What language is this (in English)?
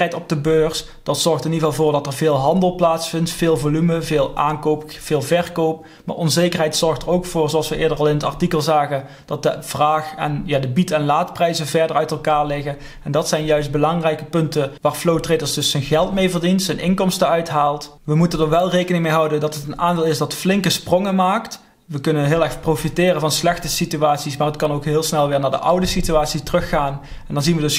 Dutch